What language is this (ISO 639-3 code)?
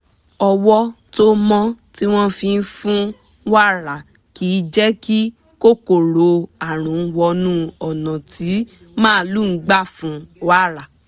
yor